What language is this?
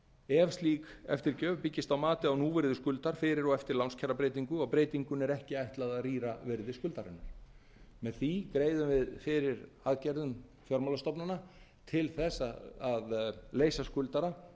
Icelandic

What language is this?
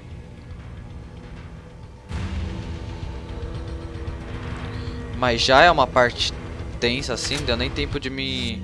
Portuguese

